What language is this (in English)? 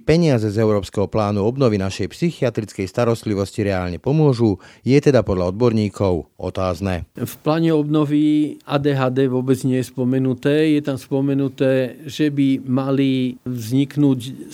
Slovak